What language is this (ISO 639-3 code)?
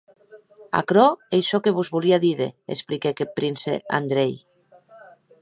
oci